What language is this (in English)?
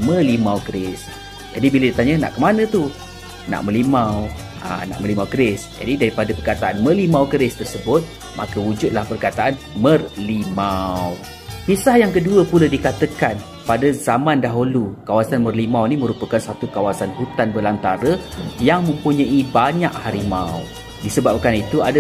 Malay